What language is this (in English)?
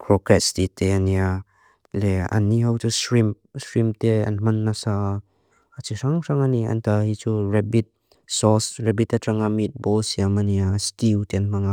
Mizo